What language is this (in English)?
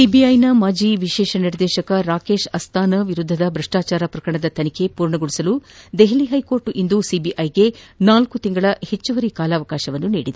Kannada